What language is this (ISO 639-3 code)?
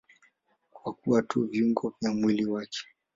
swa